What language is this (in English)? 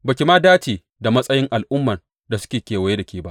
Hausa